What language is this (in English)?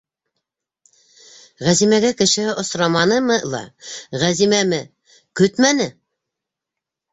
Bashkir